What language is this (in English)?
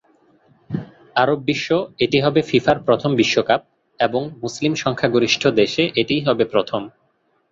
Bangla